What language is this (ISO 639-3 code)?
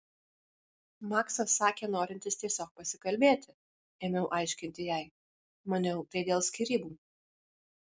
lit